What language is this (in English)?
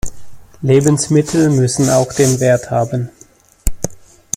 German